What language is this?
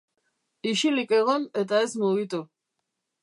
Basque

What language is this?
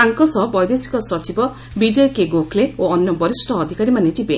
Odia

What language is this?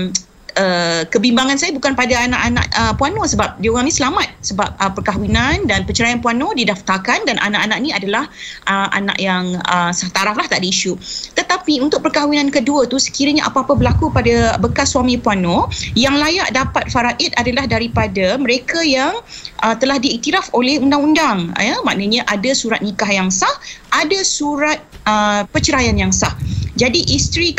Malay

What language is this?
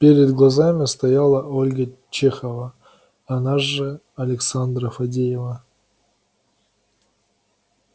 Russian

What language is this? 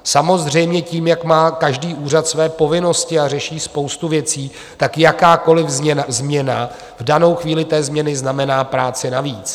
Czech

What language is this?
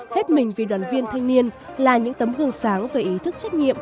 Vietnamese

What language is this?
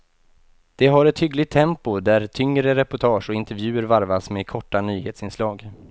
Swedish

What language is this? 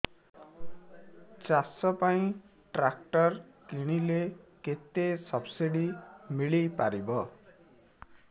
Odia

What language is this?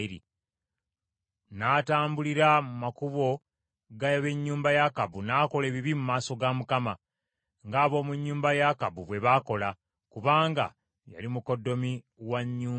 Ganda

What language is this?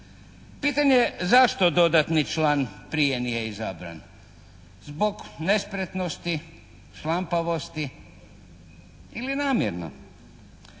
Croatian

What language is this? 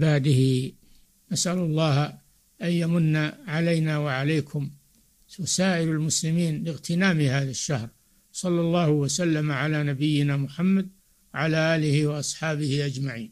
Arabic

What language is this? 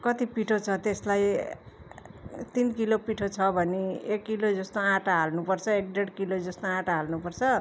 Nepali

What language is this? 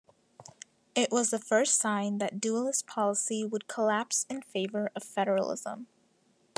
English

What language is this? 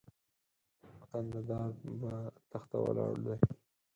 Pashto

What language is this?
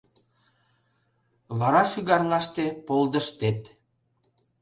Mari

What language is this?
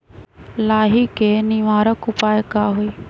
Magahi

